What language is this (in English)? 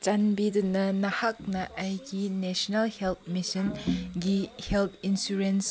Manipuri